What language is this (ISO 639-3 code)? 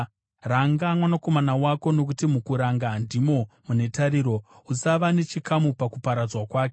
sna